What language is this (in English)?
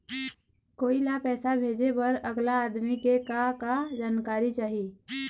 Chhattisgarhi